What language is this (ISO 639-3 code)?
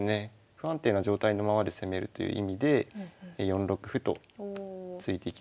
jpn